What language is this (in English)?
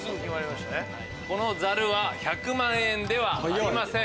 Japanese